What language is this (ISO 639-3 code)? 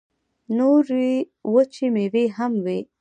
pus